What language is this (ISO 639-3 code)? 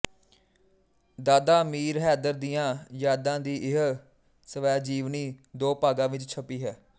pan